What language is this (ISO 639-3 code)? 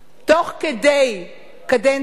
heb